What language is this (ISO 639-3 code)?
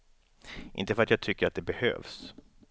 swe